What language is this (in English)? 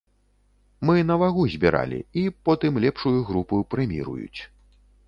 Belarusian